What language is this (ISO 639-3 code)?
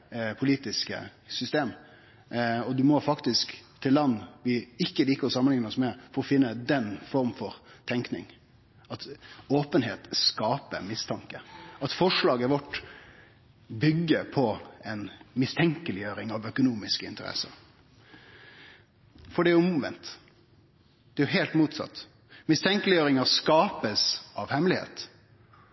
nno